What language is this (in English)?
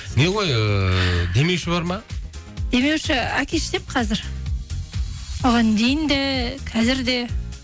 Kazakh